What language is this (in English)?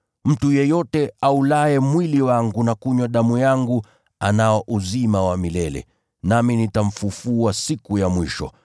Swahili